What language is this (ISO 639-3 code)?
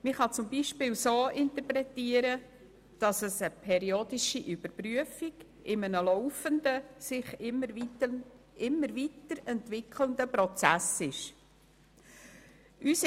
gsw